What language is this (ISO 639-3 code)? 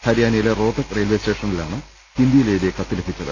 mal